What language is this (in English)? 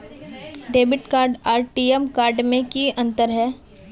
Magahi